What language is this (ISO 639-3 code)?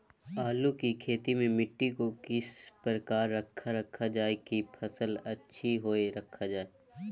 mag